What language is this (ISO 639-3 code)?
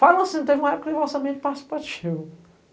por